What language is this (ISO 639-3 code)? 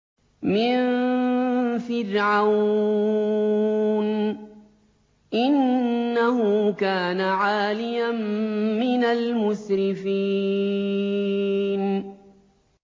ara